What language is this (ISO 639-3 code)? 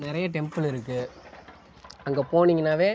tam